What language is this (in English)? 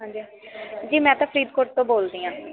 Punjabi